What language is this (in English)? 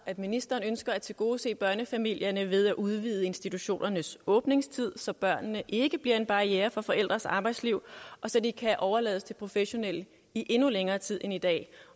Danish